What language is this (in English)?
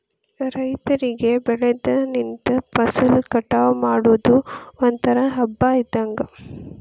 Kannada